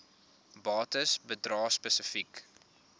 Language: Afrikaans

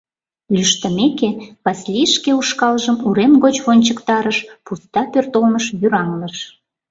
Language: Mari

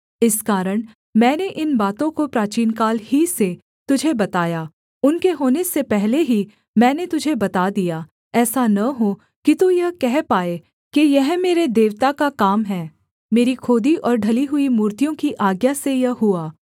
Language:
Hindi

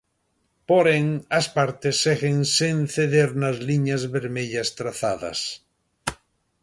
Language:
Galician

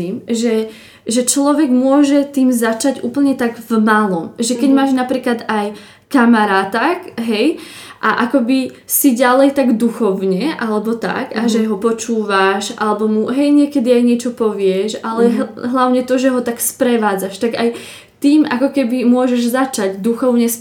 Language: Slovak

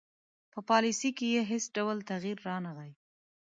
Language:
Pashto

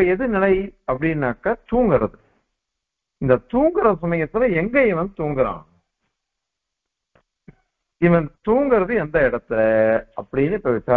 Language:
Arabic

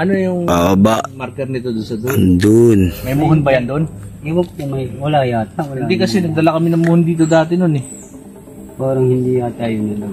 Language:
Filipino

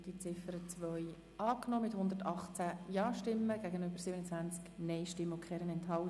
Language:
Swiss German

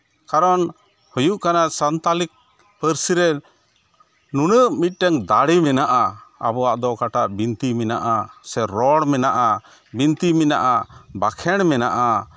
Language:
Santali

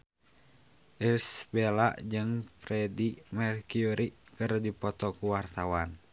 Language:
Sundanese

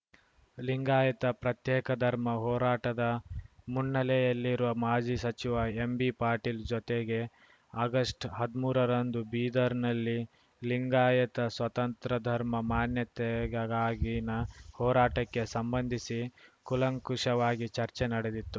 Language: Kannada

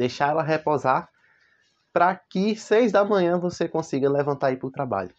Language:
Portuguese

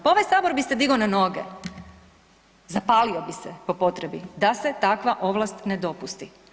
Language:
Croatian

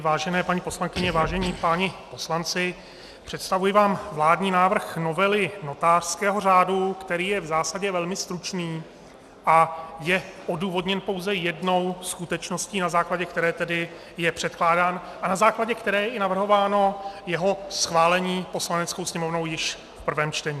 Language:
Czech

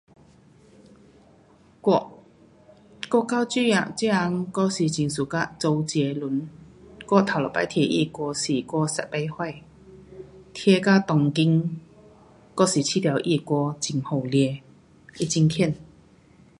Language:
Pu-Xian Chinese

